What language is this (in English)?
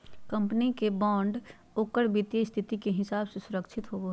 Magahi